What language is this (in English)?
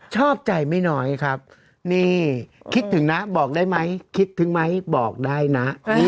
Thai